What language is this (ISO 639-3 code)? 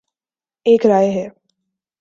urd